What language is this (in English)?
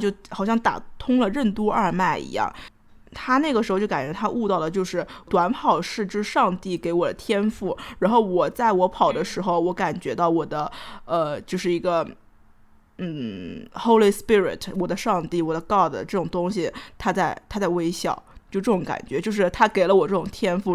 Chinese